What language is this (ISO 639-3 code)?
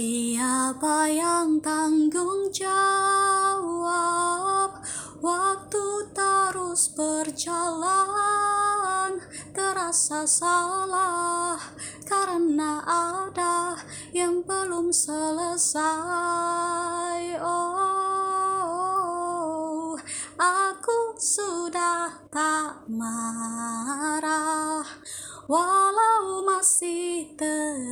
ind